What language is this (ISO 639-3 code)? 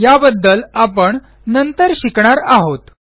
mar